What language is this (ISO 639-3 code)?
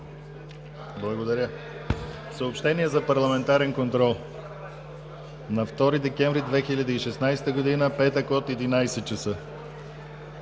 bul